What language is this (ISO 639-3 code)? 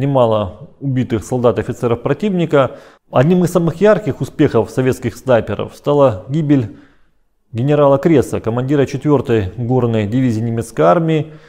rus